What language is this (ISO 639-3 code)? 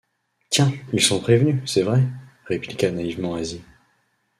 fra